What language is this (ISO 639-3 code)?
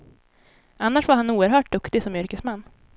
swe